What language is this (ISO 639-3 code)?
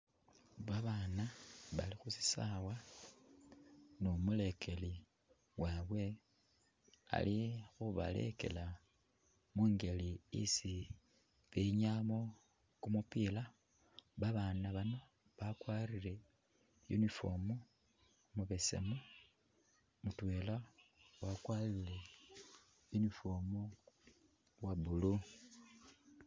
myx